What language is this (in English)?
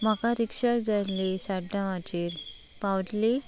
Konkani